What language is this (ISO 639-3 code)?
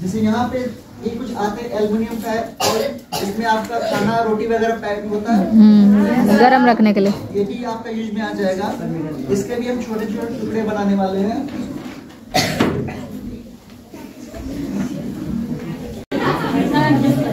hin